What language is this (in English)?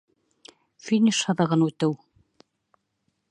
Bashkir